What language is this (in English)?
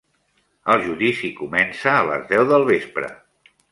Catalan